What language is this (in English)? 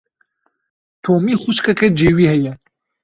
Kurdish